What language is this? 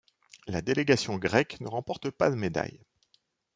French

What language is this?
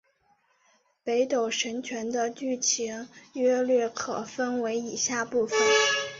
Chinese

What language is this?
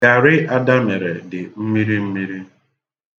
Igbo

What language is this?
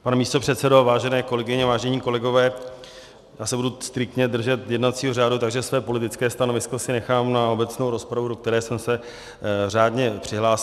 Czech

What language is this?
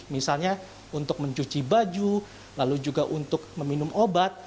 Indonesian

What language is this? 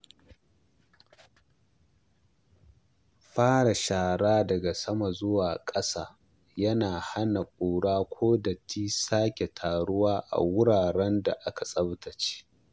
Hausa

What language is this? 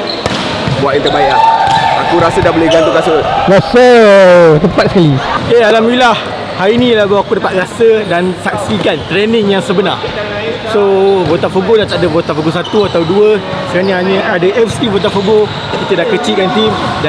Malay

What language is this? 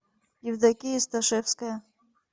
Russian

